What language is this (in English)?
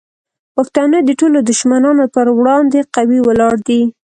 Pashto